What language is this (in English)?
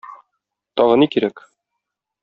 Tatar